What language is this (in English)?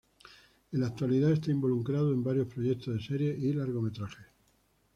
Spanish